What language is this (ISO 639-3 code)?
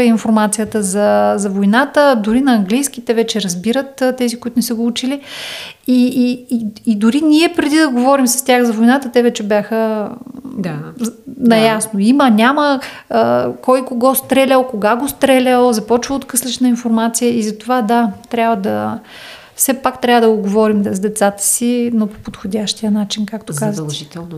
bul